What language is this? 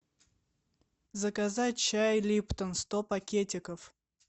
Russian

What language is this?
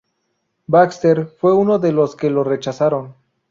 Spanish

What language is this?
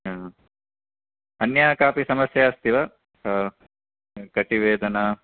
Sanskrit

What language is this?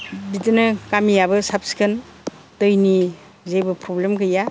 Bodo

